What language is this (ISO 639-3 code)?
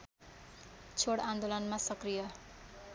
nep